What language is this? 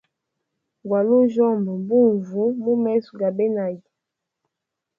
Hemba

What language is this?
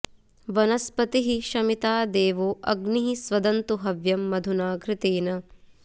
Sanskrit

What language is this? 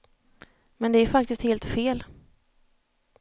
Swedish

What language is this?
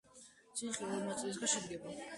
Georgian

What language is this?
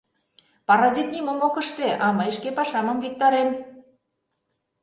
Mari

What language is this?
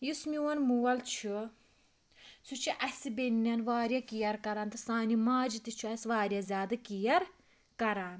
Kashmiri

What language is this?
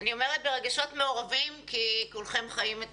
Hebrew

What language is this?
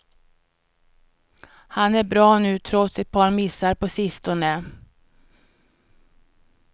Swedish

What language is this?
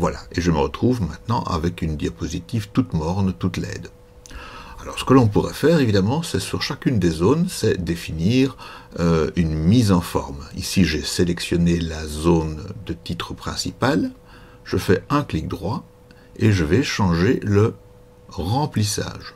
French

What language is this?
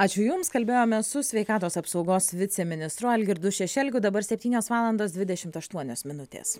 Lithuanian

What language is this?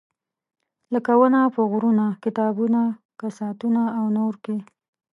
Pashto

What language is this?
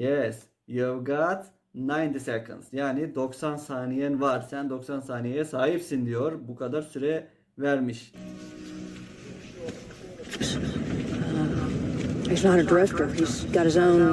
Turkish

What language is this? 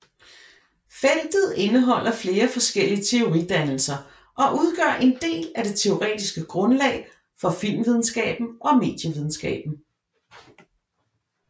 Danish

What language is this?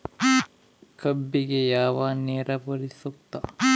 Kannada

